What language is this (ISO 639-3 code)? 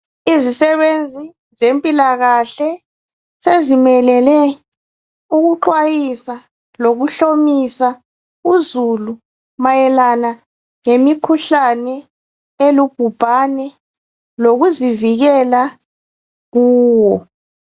nde